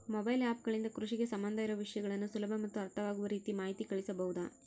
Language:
Kannada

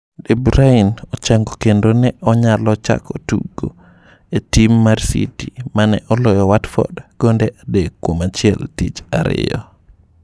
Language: Luo (Kenya and Tanzania)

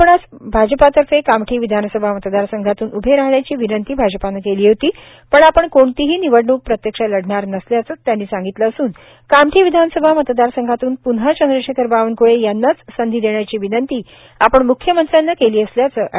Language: Marathi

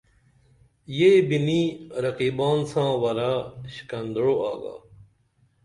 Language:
Dameli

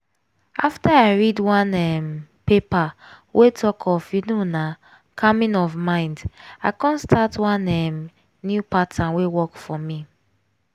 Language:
Nigerian Pidgin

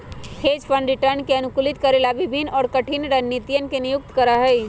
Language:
Magahi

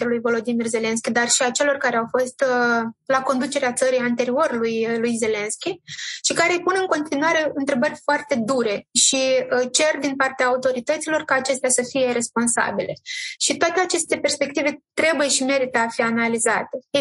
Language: Romanian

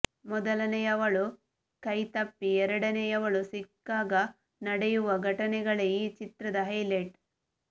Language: Kannada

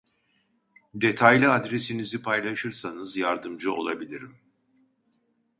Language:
Turkish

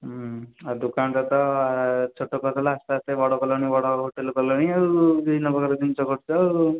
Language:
Odia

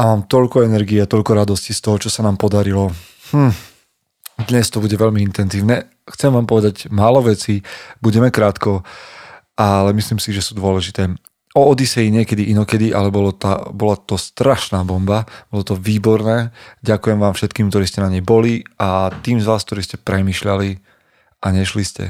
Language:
Slovak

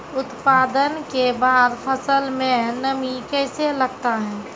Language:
Maithili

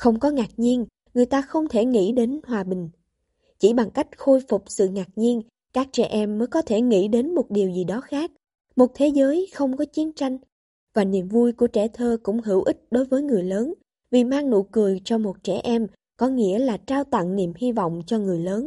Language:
Vietnamese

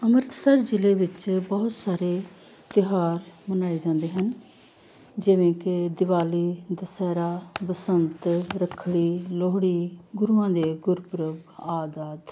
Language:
Punjabi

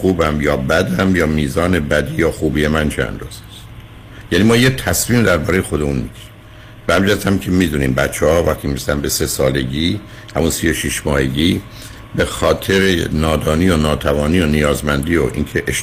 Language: Persian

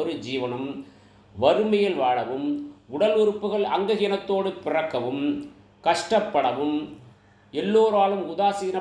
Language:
Tamil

